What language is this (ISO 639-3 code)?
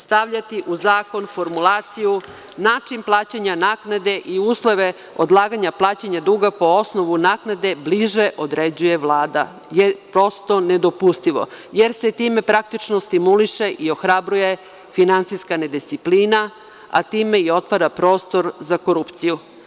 srp